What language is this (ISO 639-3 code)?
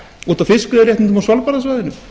isl